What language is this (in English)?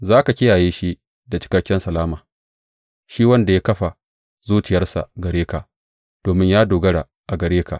Hausa